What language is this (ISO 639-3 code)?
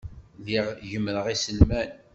kab